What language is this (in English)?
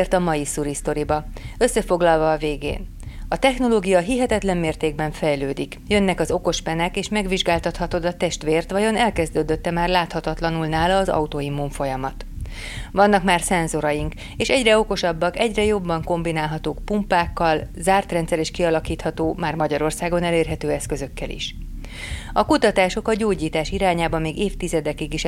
Hungarian